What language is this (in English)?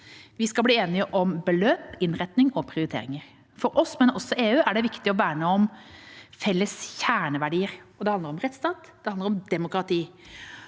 Norwegian